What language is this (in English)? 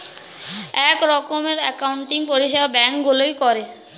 Bangla